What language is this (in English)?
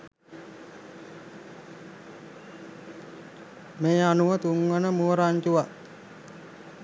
Sinhala